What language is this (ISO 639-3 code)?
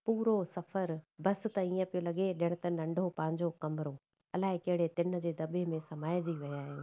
snd